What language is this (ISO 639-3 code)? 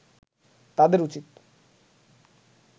ben